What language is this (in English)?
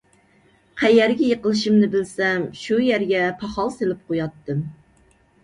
Uyghur